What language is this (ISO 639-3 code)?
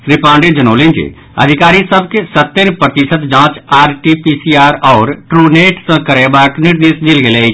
mai